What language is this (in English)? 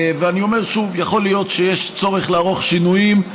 Hebrew